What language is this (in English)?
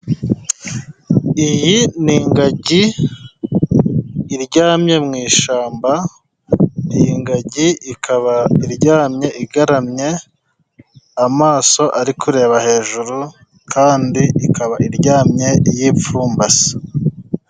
Kinyarwanda